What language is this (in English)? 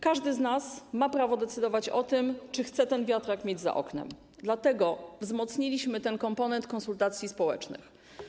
Polish